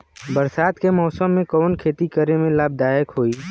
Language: Bhojpuri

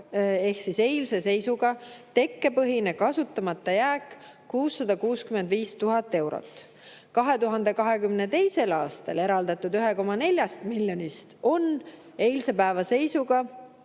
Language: Estonian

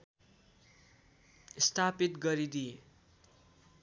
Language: Nepali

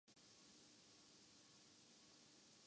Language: Urdu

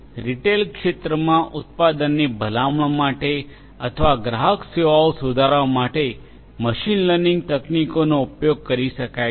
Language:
Gujarati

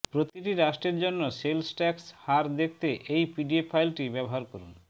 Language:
Bangla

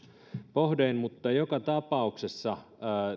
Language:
Finnish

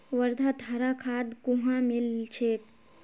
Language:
Magahi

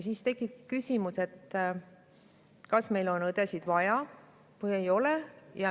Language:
Estonian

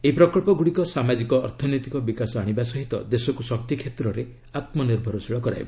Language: Odia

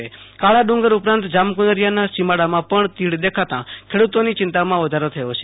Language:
Gujarati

